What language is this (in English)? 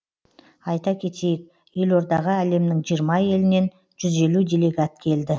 Kazakh